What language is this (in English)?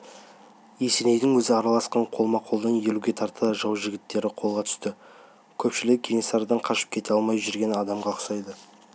Kazakh